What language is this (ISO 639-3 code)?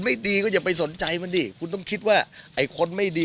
tha